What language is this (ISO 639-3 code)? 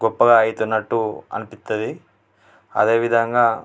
tel